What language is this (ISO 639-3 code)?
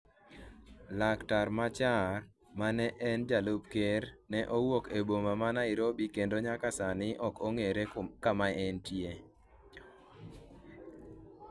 luo